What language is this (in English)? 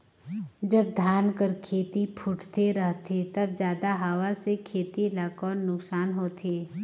Chhattisgarhi